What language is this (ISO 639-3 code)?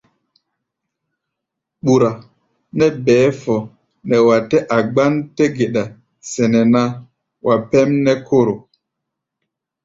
gba